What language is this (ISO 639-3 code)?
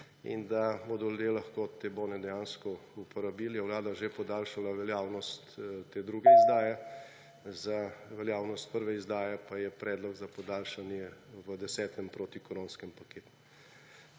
slv